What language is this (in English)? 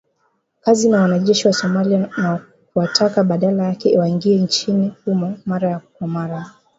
Swahili